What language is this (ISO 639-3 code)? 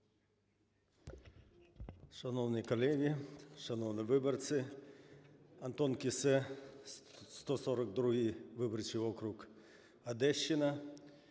ukr